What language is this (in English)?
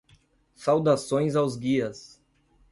Portuguese